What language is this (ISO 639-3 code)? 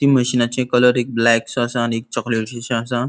kok